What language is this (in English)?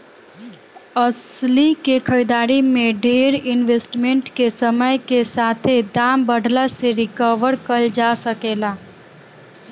Bhojpuri